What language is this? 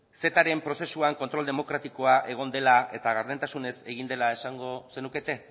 Basque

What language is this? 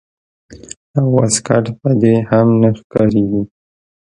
Pashto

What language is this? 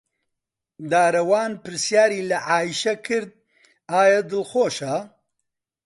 Central Kurdish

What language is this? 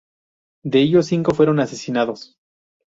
Spanish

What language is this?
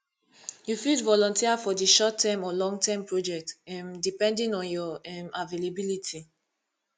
Nigerian Pidgin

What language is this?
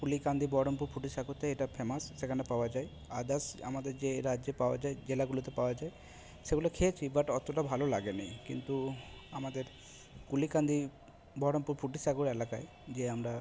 Bangla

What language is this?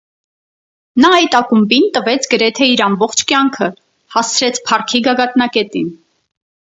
Armenian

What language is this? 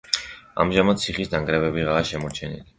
Georgian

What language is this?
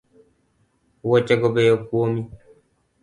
Luo (Kenya and Tanzania)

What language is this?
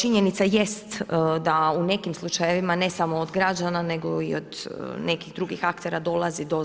Croatian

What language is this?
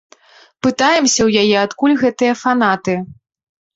Belarusian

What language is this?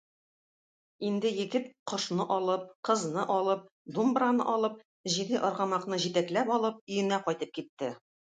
Tatar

